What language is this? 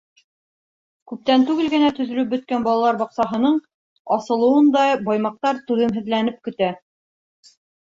Bashkir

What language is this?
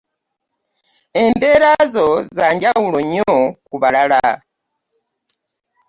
Ganda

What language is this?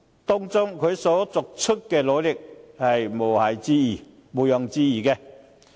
Cantonese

